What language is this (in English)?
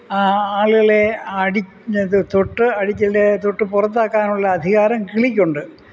Malayalam